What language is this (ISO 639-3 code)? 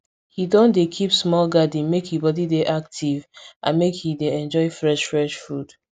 pcm